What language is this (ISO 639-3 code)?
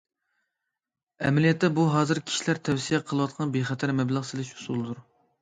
uig